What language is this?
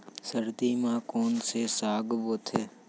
Chhattisgarhi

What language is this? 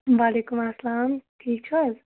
Kashmiri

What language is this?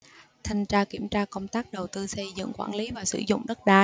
Vietnamese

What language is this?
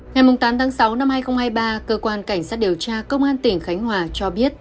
Vietnamese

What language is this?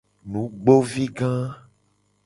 Gen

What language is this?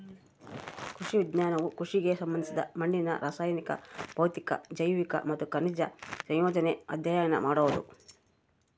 Kannada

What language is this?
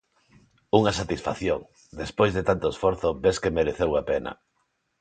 Galician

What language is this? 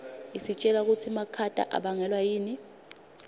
Swati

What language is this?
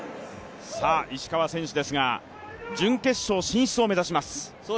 Japanese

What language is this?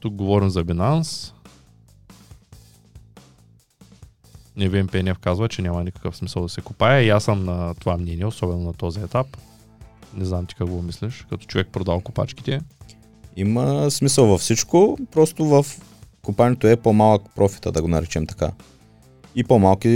Bulgarian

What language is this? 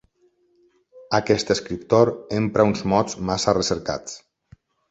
Catalan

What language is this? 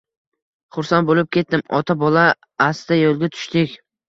Uzbek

